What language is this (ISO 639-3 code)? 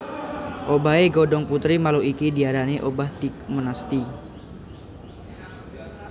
jav